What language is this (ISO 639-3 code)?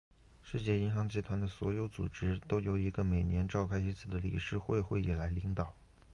zho